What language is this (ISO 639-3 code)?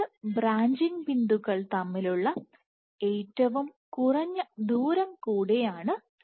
mal